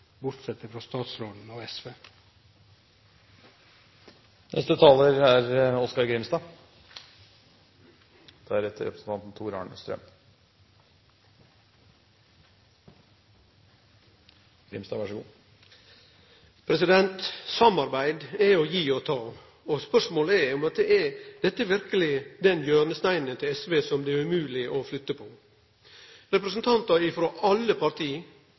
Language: Norwegian Nynorsk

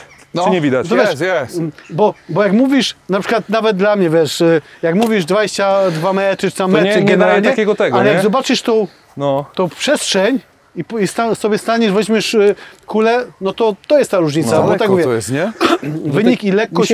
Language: Polish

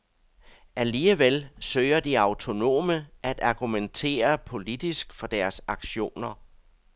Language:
Danish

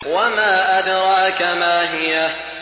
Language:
Arabic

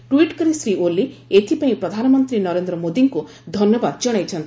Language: Odia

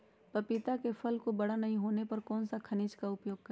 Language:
Magahi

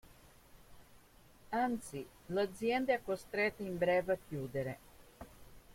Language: Italian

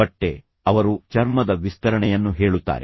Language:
Kannada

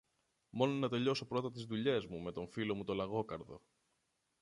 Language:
Greek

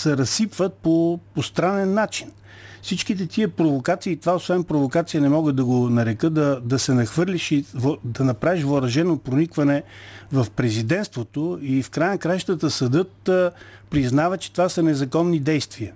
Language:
Bulgarian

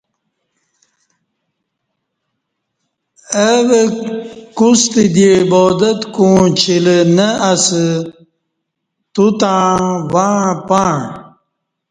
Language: Kati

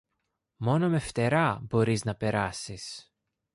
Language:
Greek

